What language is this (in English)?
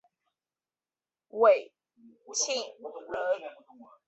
Chinese